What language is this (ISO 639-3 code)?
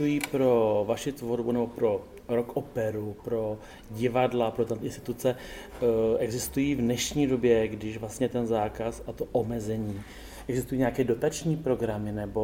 ces